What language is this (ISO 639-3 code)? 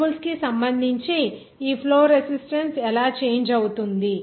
tel